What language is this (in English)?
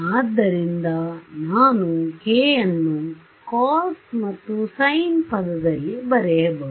Kannada